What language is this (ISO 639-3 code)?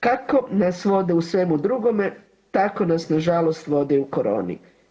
hrv